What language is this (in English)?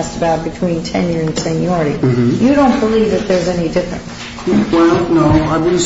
English